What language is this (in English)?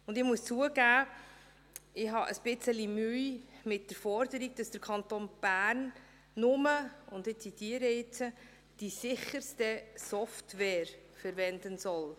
Swiss German